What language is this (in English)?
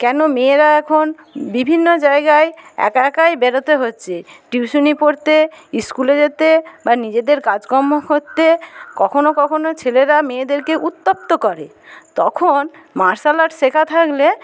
Bangla